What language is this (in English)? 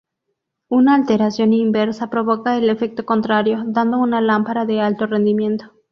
Spanish